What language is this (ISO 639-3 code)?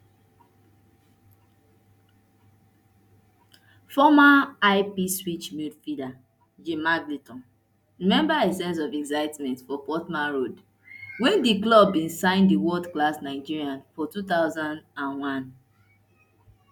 pcm